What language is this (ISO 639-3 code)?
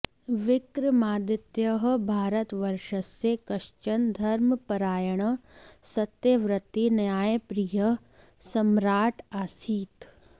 san